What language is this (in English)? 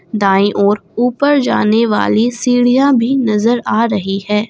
Hindi